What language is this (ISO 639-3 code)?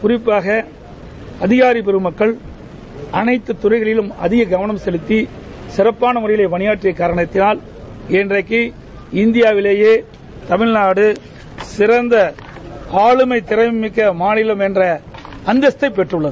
tam